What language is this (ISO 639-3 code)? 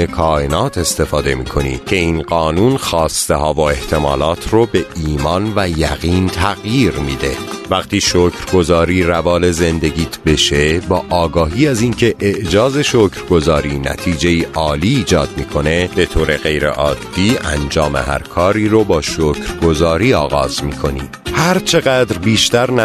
fas